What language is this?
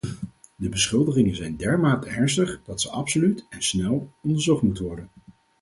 Dutch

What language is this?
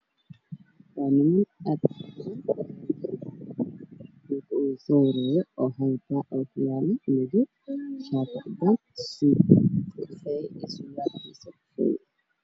Somali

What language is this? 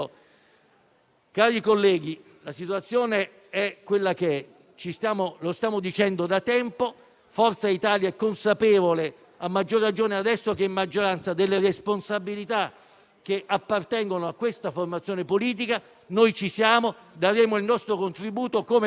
Italian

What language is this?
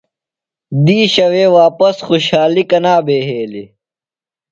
Phalura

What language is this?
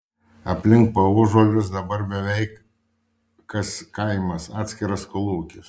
Lithuanian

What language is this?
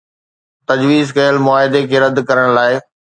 Sindhi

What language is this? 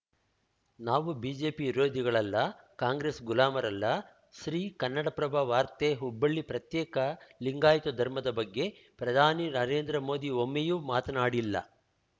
Kannada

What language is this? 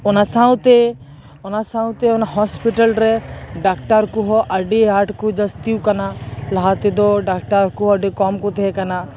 Santali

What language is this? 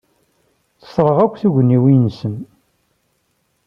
Kabyle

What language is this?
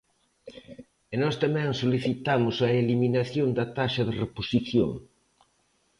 Galician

